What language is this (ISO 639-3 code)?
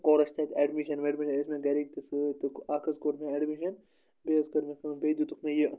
kas